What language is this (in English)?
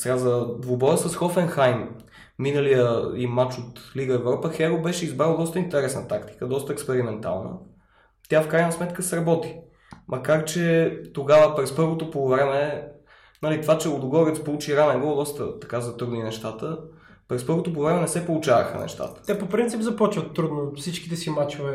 Bulgarian